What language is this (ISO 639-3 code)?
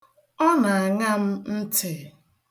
ibo